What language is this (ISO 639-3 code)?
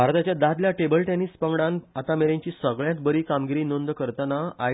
kok